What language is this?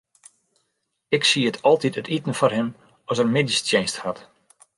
Western Frisian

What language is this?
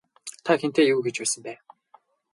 Mongolian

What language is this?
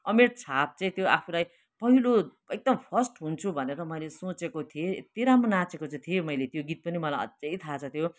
Nepali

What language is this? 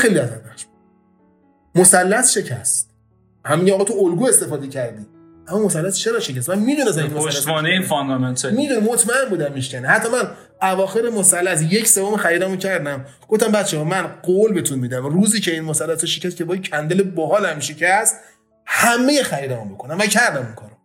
Persian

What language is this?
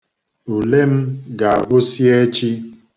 Igbo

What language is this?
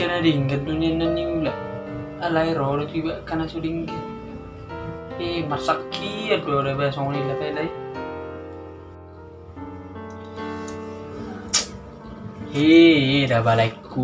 Indonesian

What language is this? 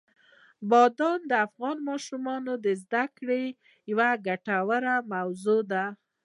Pashto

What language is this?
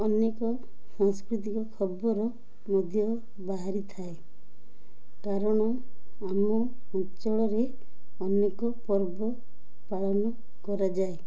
Odia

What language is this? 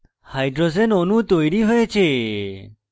Bangla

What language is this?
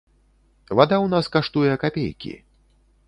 Belarusian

